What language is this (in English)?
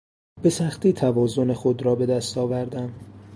Persian